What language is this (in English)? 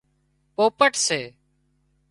Wadiyara Koli